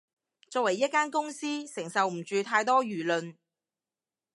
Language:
Cantonese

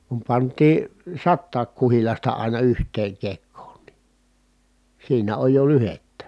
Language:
Finnish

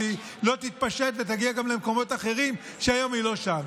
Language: Hebrew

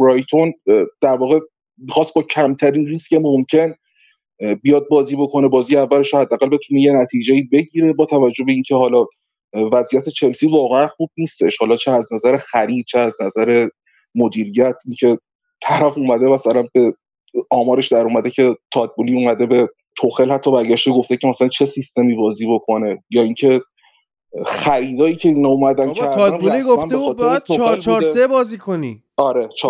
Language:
Persian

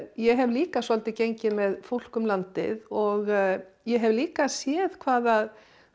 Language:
Icelandic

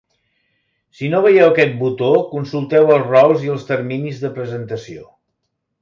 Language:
Catalan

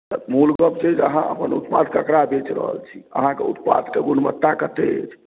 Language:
Maithili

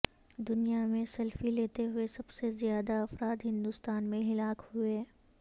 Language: Urdu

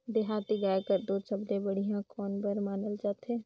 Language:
Chhattisgarhi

